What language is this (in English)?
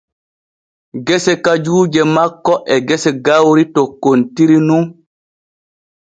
Borgu Fulfulde